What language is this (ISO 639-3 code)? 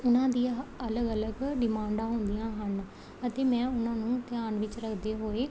pan